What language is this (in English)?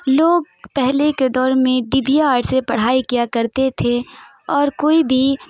Urdu